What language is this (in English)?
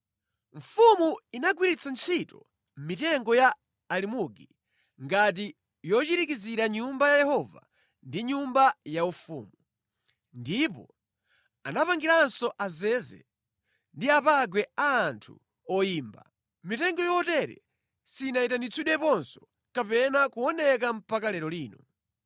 Nyanja